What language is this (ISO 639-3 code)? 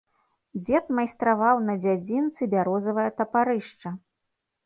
bel